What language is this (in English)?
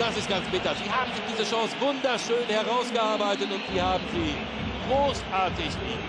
German